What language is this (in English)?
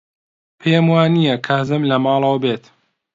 Central Kurdish